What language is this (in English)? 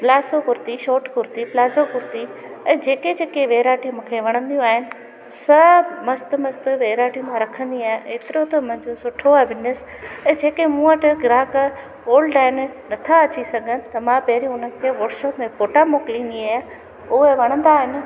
Sindhi